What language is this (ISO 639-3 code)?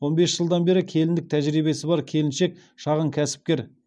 kaz